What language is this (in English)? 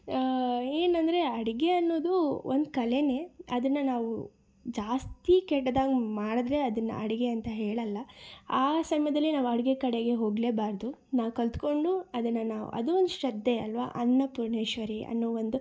Kannada